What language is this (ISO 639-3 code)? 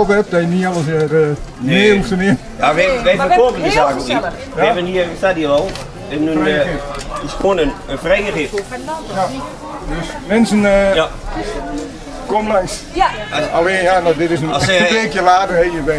nld